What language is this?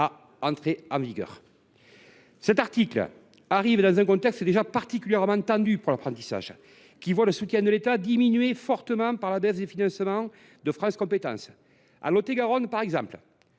French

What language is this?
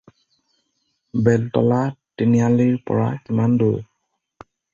Assamese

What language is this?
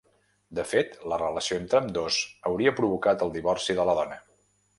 Catalan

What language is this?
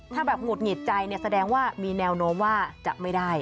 Thai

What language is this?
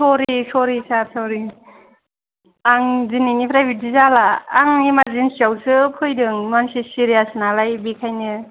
Bodo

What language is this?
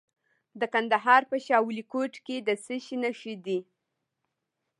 Pashto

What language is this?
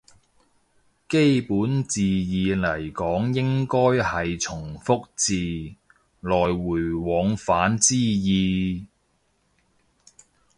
Cantonese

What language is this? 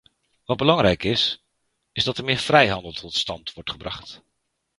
Dutch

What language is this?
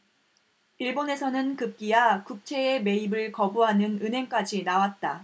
Korean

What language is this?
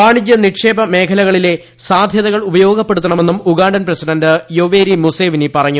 Malayalam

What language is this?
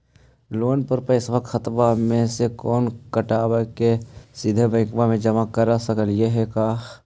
Magahi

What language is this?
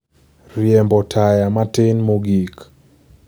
Luo (Kenya and Tanzania)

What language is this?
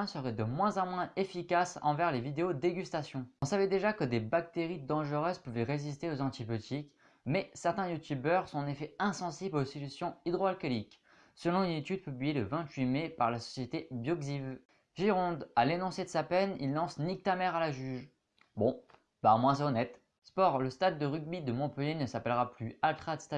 French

